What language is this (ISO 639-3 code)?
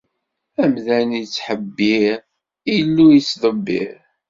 kab